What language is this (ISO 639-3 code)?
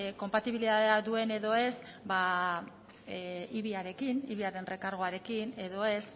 eus